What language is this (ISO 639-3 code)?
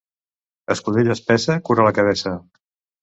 cat